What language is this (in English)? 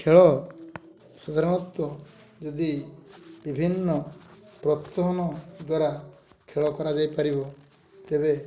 Odia